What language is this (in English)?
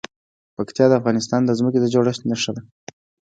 Pashto